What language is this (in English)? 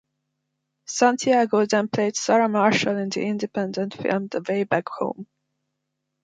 English